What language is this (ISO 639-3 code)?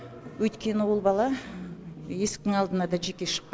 kaz